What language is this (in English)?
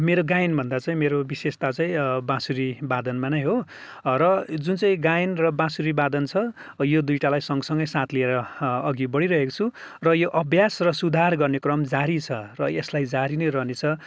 Nepali